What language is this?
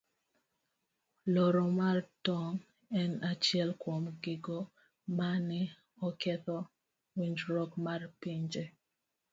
Luo (Kenya and Tanzania)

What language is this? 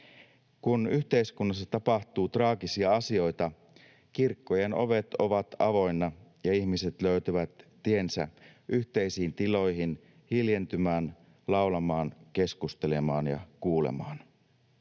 Finnish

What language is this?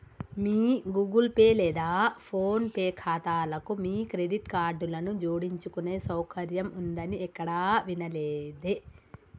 Telugu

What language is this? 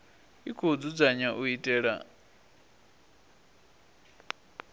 Venda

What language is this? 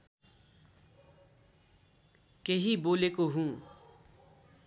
Nepali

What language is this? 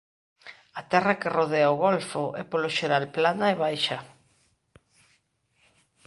Galician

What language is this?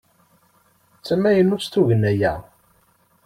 Kabyle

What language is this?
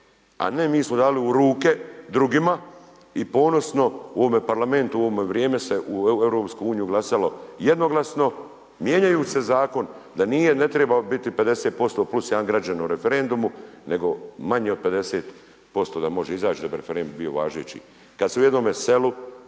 Croatian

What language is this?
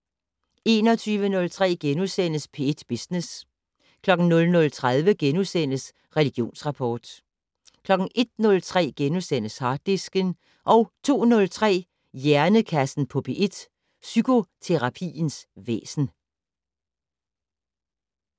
Danish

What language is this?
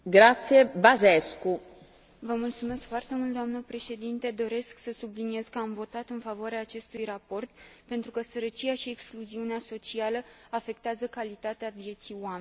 Romanian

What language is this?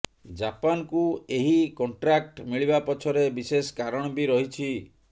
Odia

